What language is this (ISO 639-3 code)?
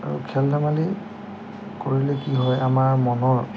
asm